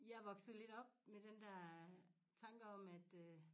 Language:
Danish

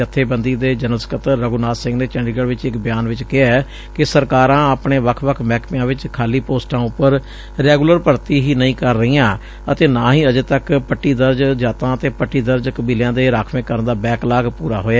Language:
Punjabi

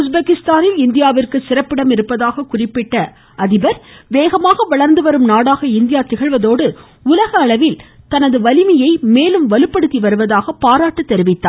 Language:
Tamil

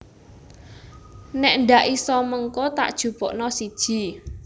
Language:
Javanese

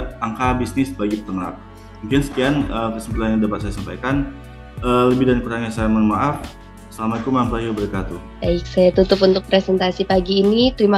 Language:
Indonesian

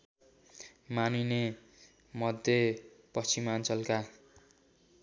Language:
Nepali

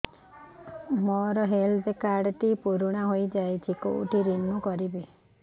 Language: Odia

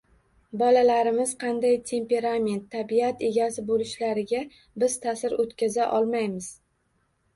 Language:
Uzbek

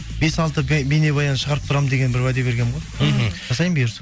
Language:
Kazakh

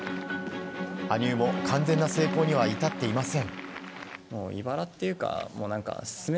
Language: Japanese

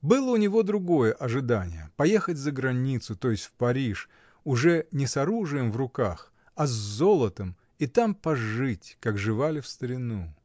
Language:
Russian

